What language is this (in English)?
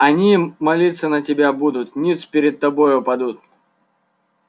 Russian